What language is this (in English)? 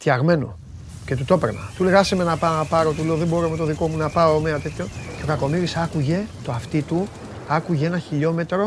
Greek